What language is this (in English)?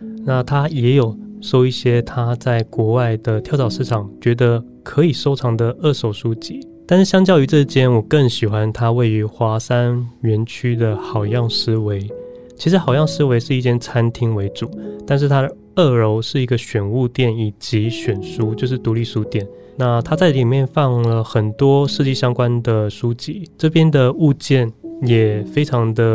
Chinese